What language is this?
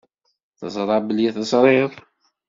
Kabyle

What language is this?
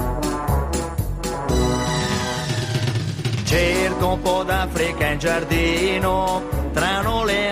Spanish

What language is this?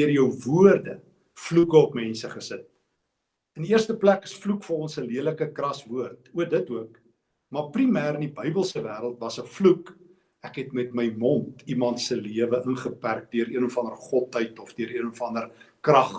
Dutch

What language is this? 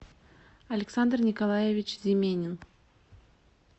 Russian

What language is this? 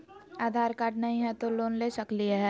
Magahi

